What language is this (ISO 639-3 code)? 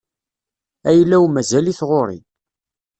kab